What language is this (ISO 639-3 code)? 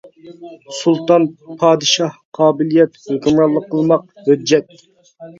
uig